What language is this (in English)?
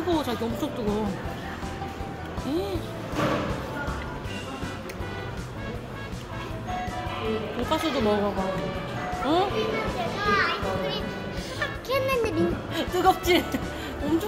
Korean